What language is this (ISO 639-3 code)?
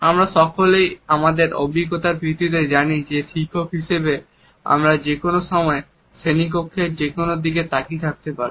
ben